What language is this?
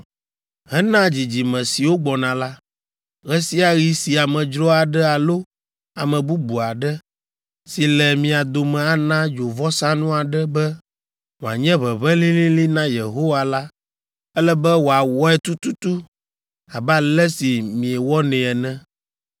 Ewe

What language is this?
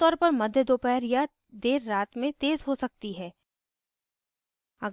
Hindi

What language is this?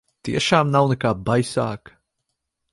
Latvian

